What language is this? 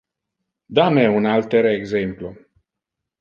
Interlingua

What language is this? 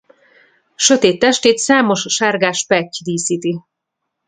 Hungarian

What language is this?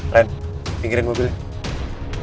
Indonesian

